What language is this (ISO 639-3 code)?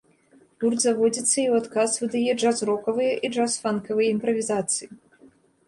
bel